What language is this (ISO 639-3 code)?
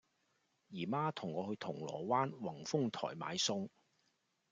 yue